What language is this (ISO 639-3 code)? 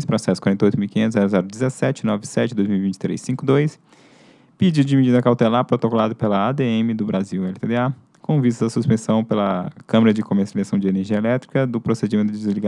por